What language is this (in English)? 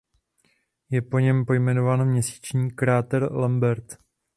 Czech